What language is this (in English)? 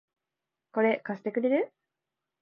Japanese